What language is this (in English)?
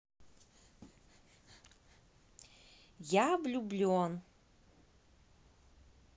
Russian